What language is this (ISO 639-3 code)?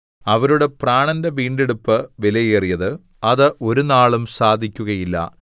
mal